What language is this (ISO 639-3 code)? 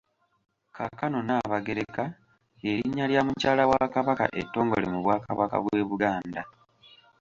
lug